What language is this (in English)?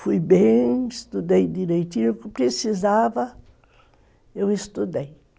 Portuguese